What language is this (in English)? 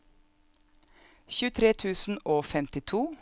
Norwegian